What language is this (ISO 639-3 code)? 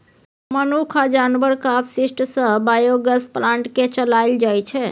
mai